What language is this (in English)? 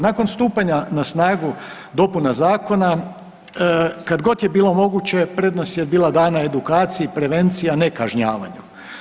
Croatian